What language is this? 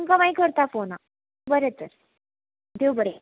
Konkani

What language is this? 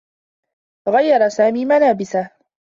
Arabic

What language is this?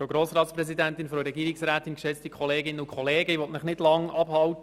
Swiss German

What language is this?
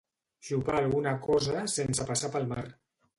Catalan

